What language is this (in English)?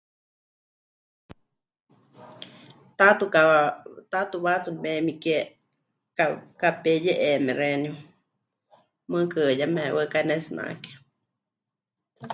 Huichol